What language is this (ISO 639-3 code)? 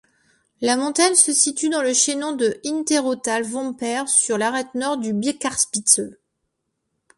fra